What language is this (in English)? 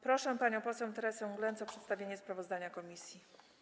Polish